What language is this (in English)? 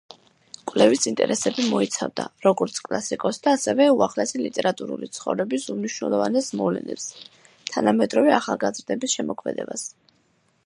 Georgian